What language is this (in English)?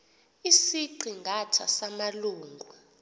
Xhosa